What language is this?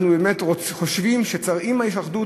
Hebrew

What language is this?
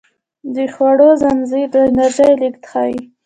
Pashto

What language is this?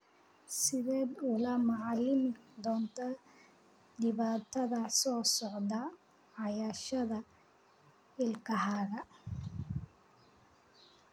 Somali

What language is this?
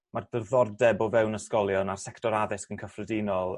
Welsh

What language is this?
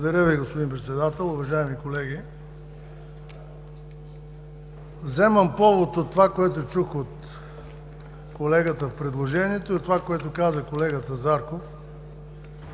Bulgarian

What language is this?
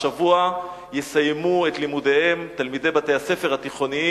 Hebrew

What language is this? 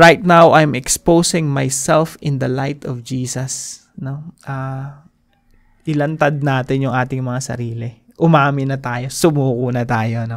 Filipino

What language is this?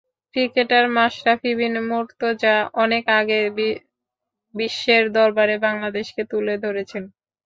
Bangla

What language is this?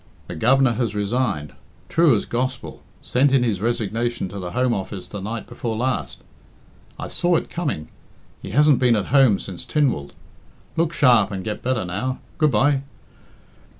English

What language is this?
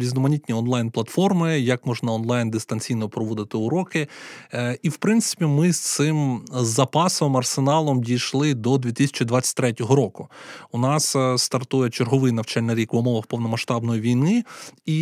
Ukrainian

